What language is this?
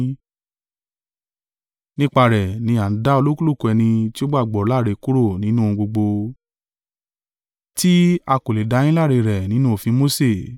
Yoruba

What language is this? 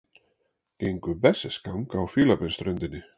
Icelandic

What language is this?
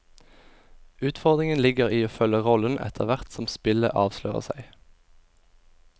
Norwegian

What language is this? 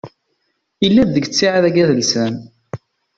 Kabyle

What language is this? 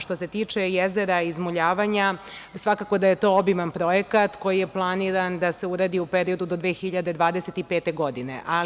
Serbian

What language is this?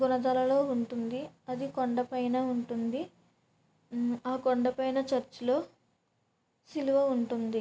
Telugu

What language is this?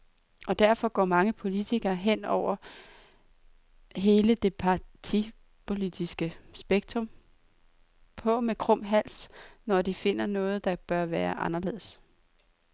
Danish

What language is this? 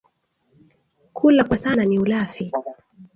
Swahili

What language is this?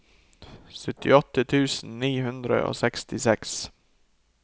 Norwegian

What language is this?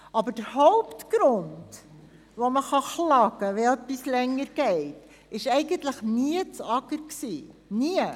Swiss German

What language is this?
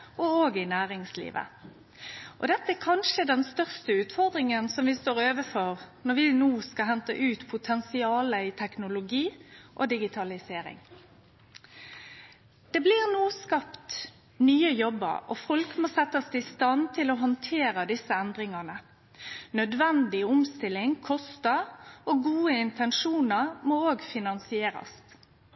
Norwegian Nynorsk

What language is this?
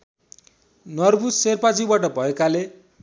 Nepali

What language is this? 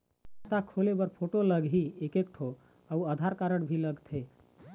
Chhattisgarhi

